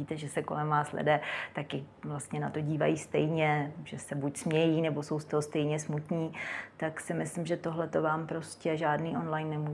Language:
Czech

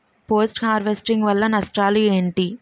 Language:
Telugu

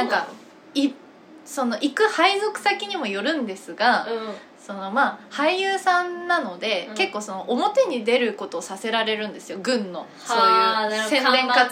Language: Japanese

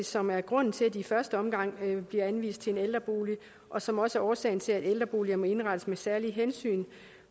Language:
Danish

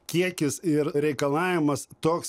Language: Lithuanian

